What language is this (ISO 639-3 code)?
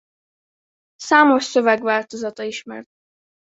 hun